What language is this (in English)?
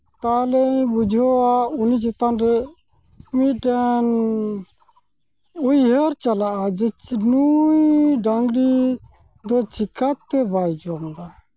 Santali